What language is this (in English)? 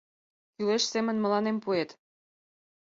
Mari